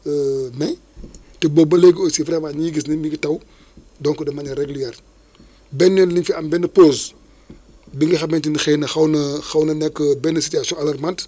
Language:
Wolof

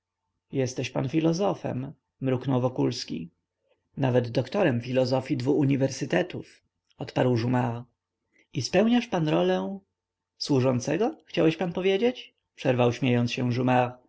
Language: Polish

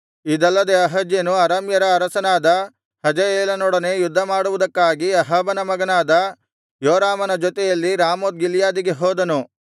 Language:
Kannada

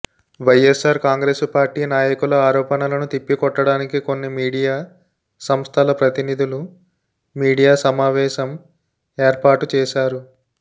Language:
Telugu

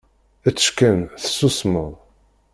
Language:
Kabyle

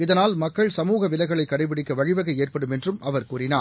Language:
Tamil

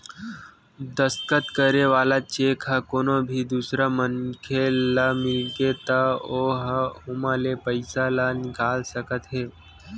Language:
Chhattisgarhi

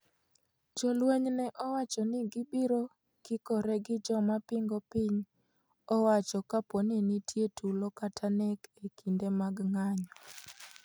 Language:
Luo (Kenya and Tanzania)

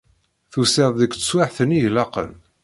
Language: Kabyle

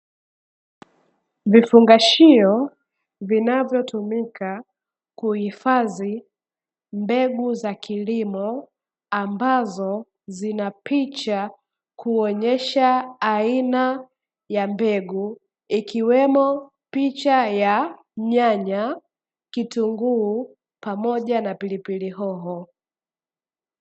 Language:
Swahili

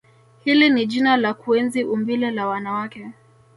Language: Swahili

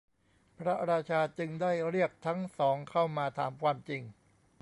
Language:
Thai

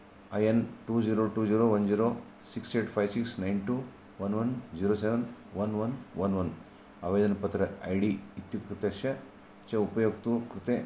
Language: Sanskrit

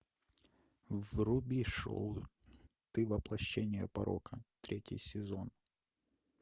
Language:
Russian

